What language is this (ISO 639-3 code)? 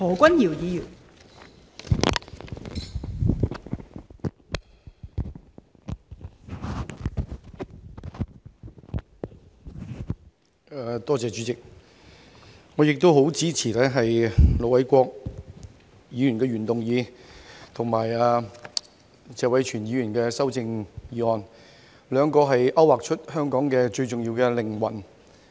yue